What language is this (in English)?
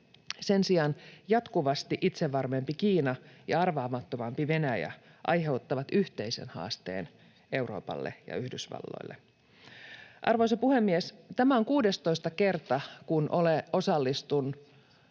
Finnish